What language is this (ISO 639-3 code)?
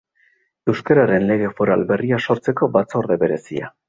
eus